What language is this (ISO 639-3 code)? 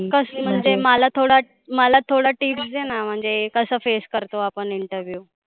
mar